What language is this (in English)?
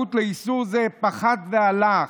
Hebrew